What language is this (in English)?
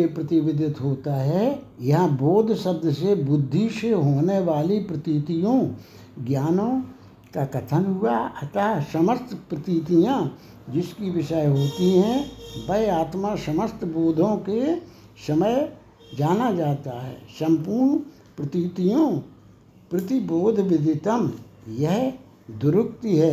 Hindi